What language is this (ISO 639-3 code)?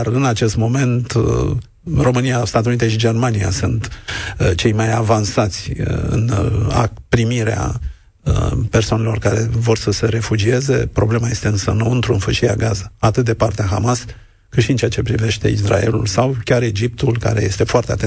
ron